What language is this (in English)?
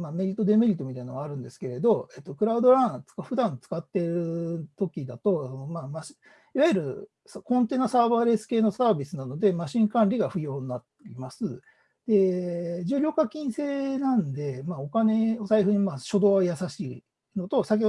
Japanese